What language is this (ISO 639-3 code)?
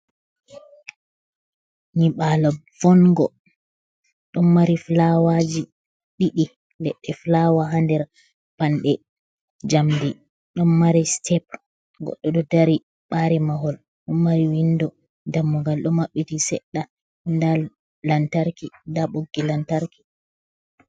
ful